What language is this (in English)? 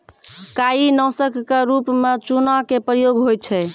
Maithili